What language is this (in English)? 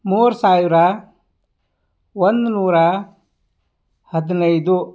Kannada